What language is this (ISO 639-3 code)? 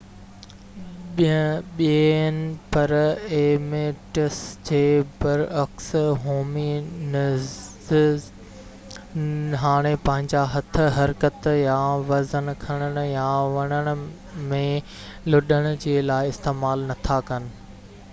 snd